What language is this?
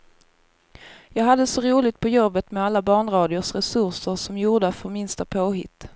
Swedish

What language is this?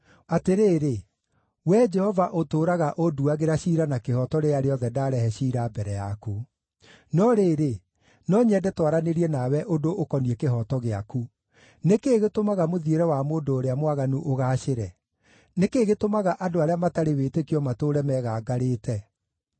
Kikuyu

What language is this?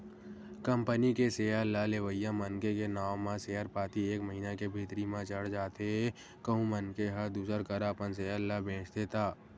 Chhattisgarhi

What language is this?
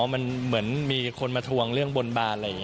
Thai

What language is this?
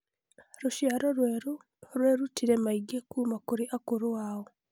Kikuyu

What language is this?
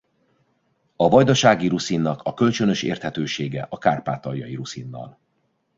Hungarian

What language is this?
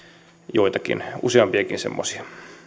Finnish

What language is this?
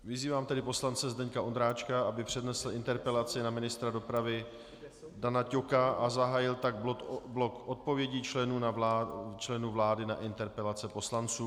Czech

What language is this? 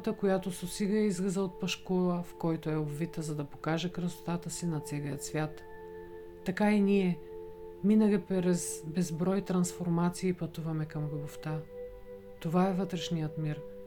Bulgarian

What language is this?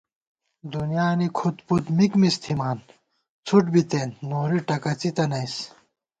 Gawar-Bati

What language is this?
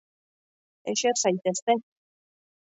Basque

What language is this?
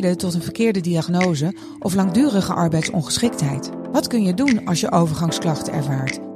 Dutch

